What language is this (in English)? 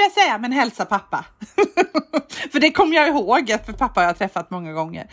Swedish